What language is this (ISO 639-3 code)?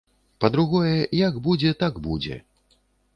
bel